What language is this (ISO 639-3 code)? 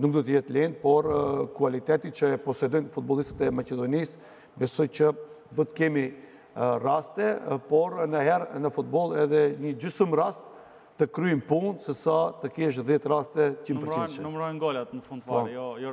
ron